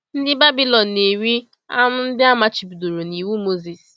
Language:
Igbo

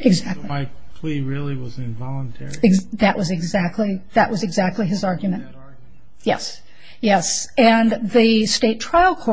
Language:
English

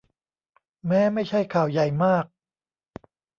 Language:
Thai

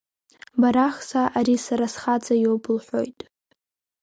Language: Abkhazian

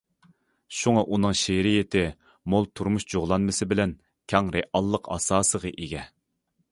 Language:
Uyghur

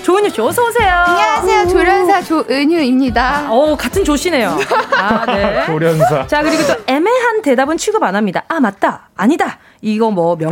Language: Korean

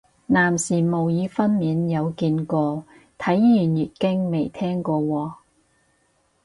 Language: Cantonese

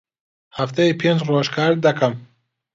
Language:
Central Kurdish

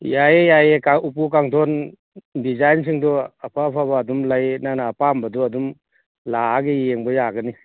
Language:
Manipuri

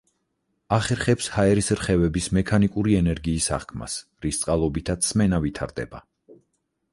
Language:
Georgian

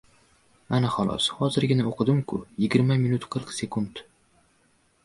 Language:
Uzbek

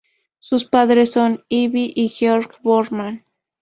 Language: Spanish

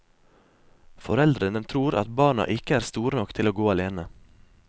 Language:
Norwegian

